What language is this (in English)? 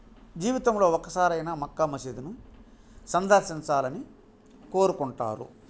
Telugu